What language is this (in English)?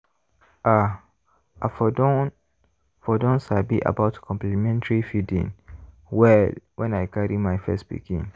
Nigerian Pidgin